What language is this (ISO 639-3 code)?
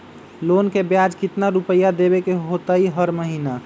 mag